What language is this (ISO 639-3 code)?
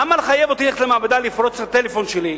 heb